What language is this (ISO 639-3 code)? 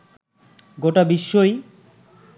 ben